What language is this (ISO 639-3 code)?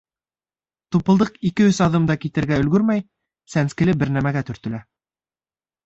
bak